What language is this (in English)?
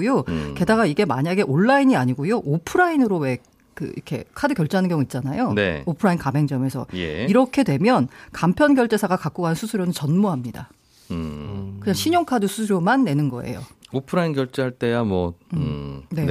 Korean